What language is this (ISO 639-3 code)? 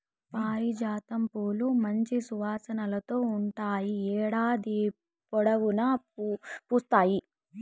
tel